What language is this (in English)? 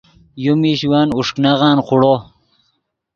Yidgha